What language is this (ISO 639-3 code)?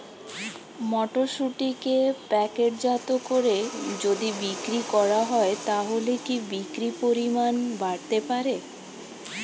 ben